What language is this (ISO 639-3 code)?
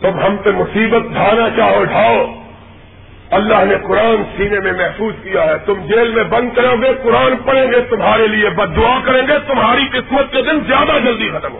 urd